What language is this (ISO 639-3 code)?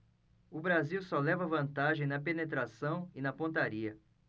por